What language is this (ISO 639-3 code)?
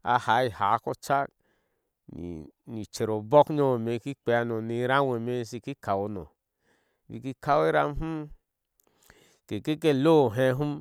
ahs